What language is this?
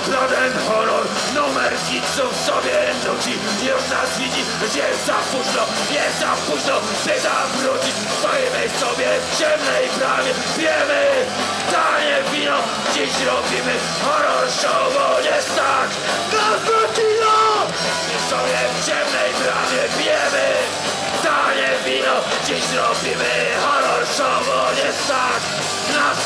Polish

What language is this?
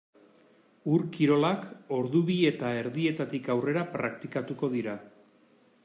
Basque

